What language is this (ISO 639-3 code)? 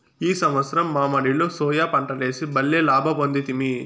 tel